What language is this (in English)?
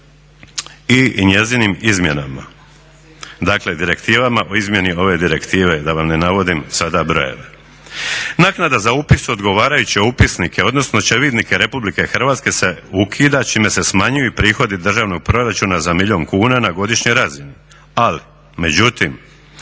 Croatian